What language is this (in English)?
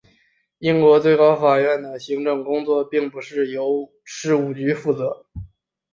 Chinese